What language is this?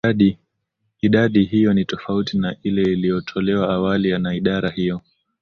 Swahili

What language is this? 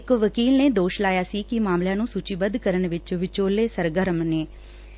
Punjabi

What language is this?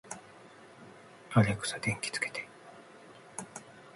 Japanese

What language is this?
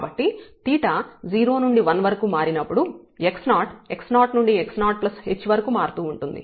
Telugu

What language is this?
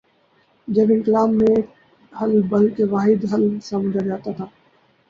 Urdu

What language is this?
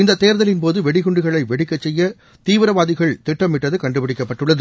Tamil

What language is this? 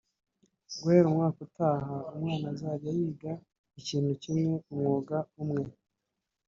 Kinyarwanda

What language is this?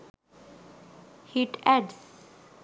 Sinhala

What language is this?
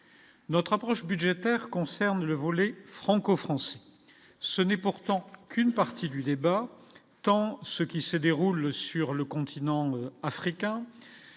French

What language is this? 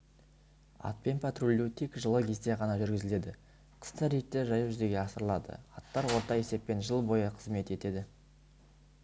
Kazakh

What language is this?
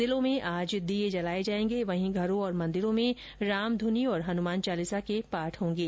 Hindi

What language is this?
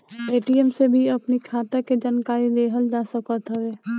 Bhojpuri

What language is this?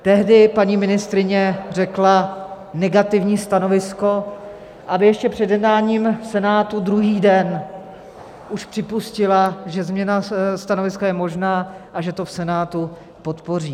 Czech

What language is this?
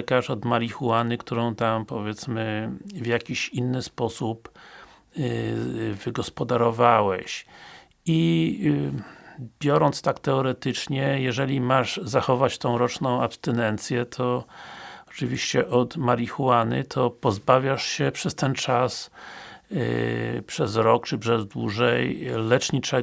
Polish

